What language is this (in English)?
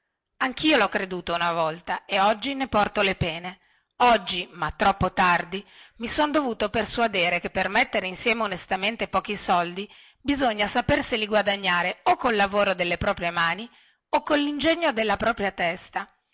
Italian